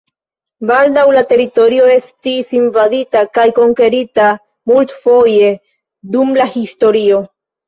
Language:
Esperanto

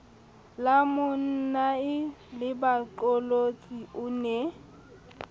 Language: Southern Sotho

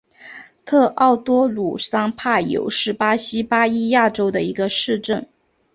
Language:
Chinese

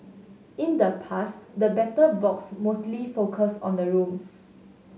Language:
English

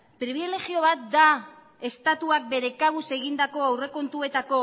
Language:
Basque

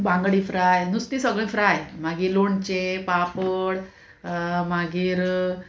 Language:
Konkani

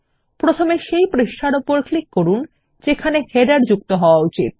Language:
Bangla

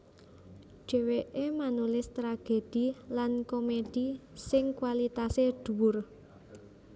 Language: Javanese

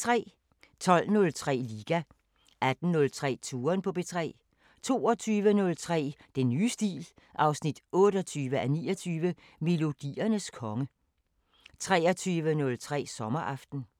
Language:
Danish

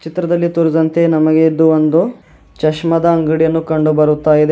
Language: Kannada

